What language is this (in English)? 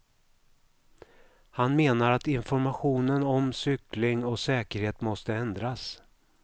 Swedish